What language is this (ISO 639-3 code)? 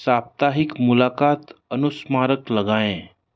hin